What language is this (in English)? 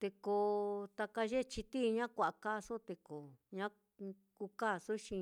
Mitlatongo Mixtec